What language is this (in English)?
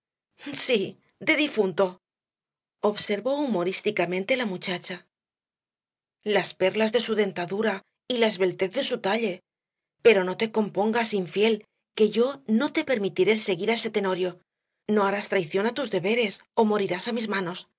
Spanish